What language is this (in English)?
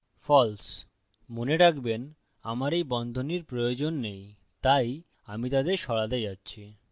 Bangla